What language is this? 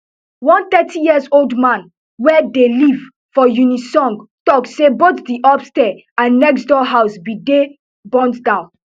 Nigerian Pidgin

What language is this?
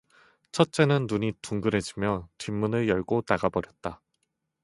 Korean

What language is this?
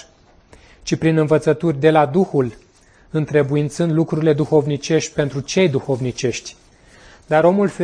Romanian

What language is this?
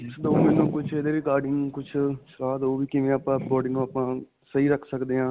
Punjabi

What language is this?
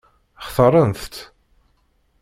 Kabyle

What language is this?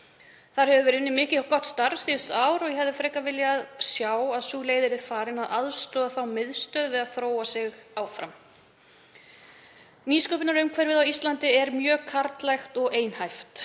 Icelandic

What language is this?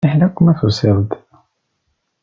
Kabyle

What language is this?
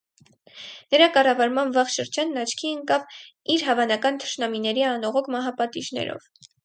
Armenian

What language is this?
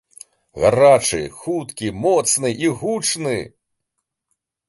Belarusian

